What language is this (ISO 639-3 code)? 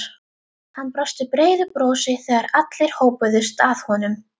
isl